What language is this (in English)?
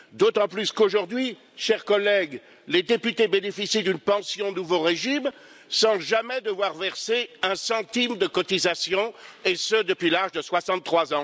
French